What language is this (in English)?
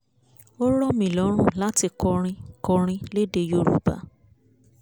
Yoruba